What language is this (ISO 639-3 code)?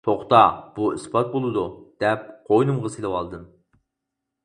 uig